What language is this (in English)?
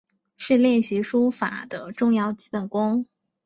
Chinese